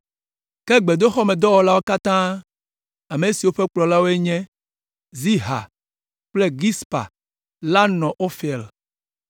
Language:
Ewe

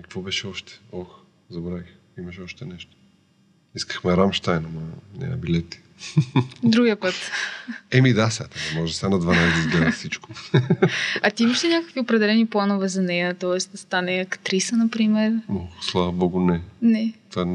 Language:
Bulgarian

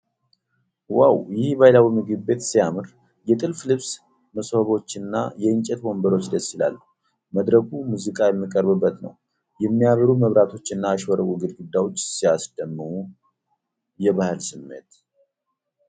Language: Amharic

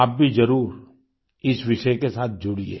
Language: Hindi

